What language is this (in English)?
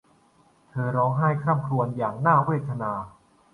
Thai